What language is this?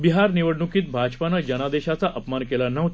Marathi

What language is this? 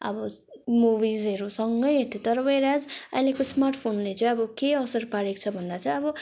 Nepali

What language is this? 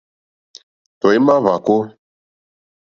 Mokpwe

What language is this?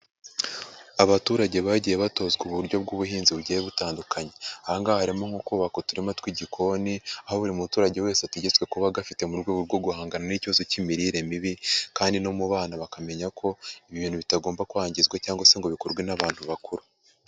Kinyarwanda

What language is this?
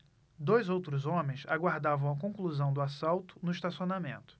Portuguese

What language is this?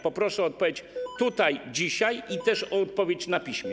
Polish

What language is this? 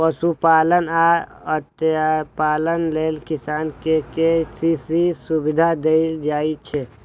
Maithili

